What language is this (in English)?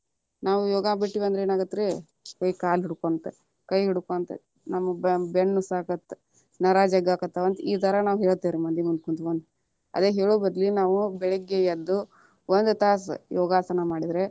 Kannada